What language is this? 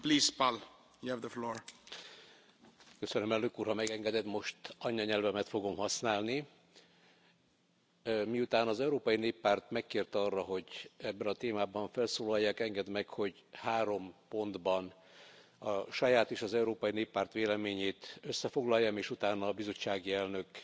Hungarian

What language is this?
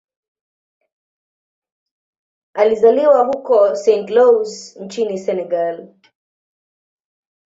Swahili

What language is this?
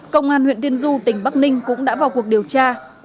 Vietnamese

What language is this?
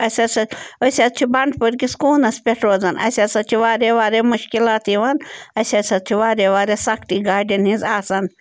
Kashmiri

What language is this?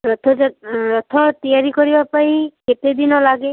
Odia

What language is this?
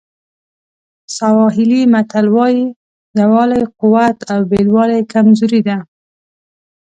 Pashto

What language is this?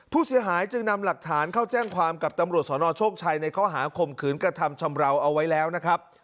Thai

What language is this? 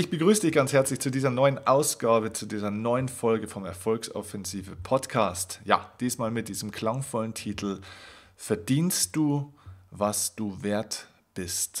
German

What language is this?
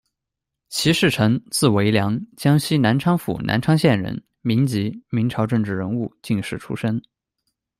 Chinese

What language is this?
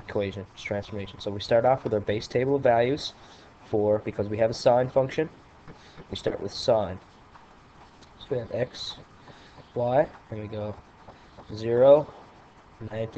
English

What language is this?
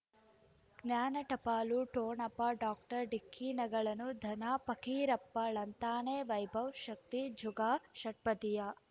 Kannada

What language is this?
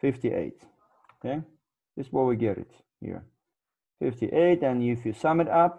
English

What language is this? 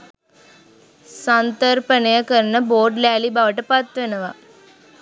Sinhala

